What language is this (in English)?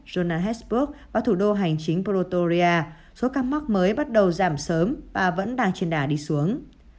Vietnamese